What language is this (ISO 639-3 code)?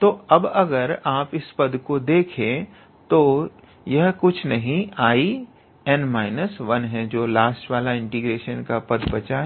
hin